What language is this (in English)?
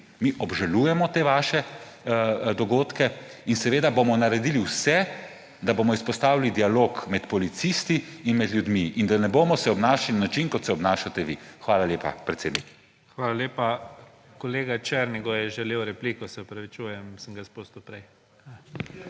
Slovenian